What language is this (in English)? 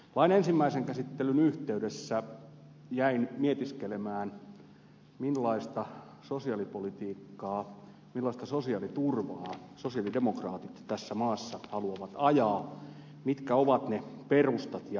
Finnish